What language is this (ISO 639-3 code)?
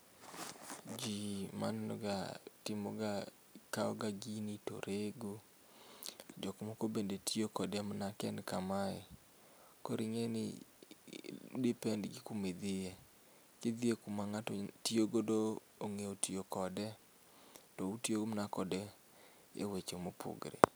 luo